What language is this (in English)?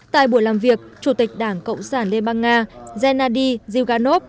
Vietnamese